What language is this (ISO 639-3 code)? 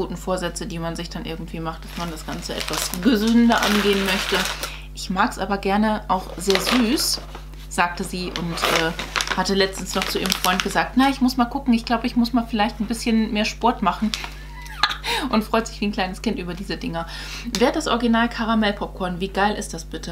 deu